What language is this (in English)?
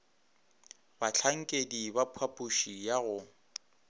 Northern Sotho